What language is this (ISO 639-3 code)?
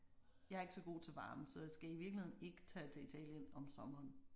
dan